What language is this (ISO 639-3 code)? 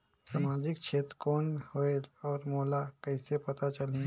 hne